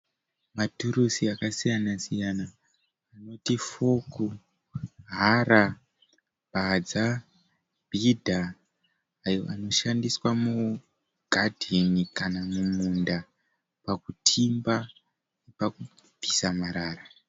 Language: Shona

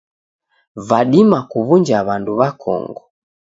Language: Taita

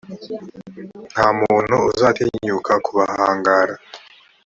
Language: Kinyarwanda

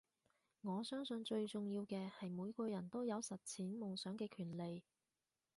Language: Cantonese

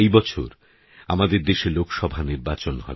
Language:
Bangla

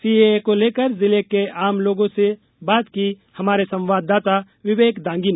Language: Hindi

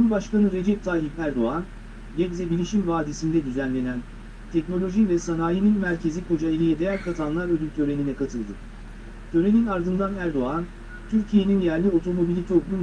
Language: Turkish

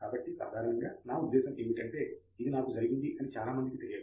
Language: Telugu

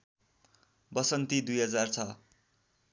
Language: Nepali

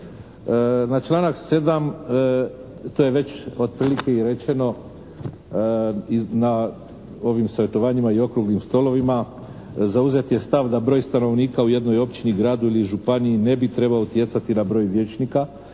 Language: Croatian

